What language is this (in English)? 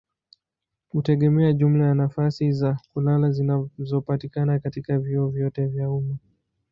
Swahili